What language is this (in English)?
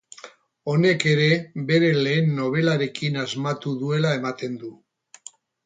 Basque